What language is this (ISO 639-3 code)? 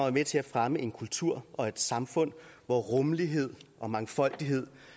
dan